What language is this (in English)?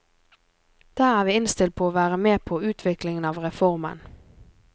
Norwegian